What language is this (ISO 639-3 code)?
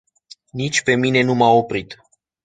ron